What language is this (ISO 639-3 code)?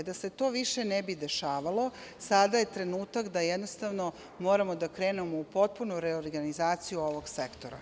srp